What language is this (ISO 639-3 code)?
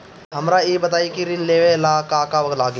bho